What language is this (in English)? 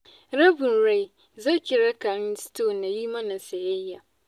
Hausa